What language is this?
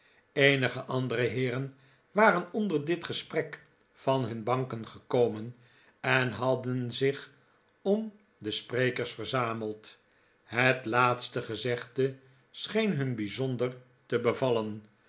Dutch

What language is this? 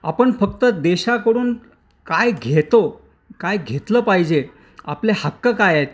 Marathi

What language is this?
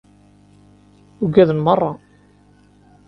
Kabyle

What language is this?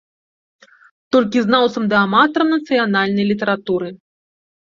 Belarusian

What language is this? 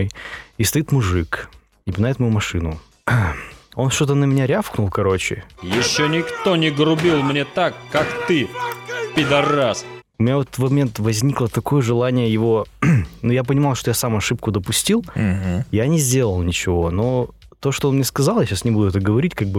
Russian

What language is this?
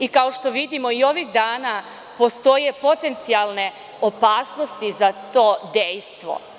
Serbian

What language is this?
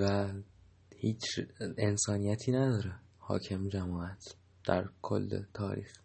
Persian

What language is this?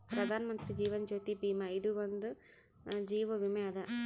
Kannada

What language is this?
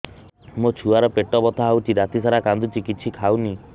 Odia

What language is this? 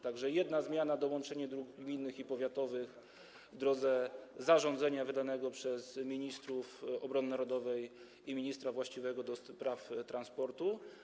Polish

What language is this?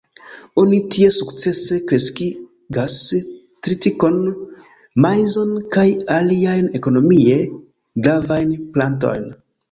Esperanto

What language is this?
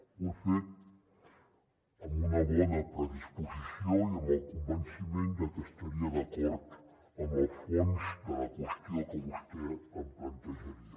Catalan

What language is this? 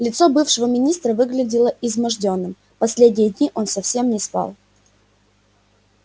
Russian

